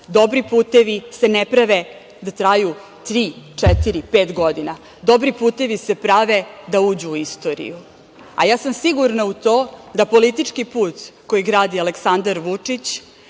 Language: Serbian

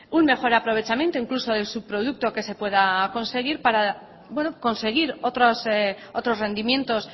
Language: Spanish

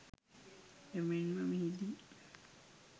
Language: Sinhala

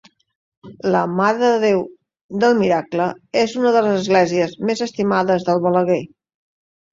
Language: Catalan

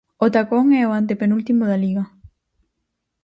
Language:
Galician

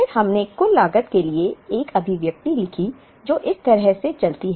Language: Hindi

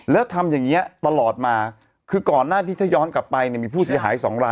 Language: Thai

